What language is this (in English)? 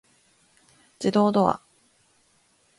Japanese